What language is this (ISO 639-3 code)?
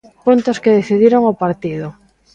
glg